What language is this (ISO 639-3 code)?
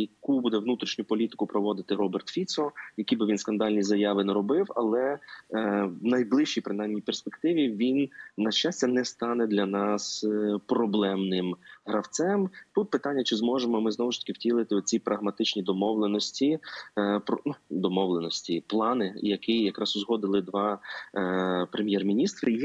ukr